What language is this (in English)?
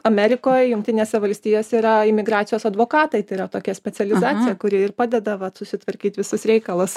Lithuanian